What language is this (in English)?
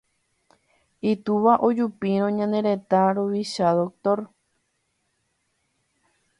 Guarani